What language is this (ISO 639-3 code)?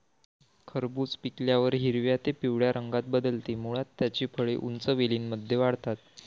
mar